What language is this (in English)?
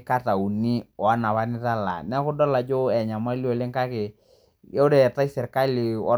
Masai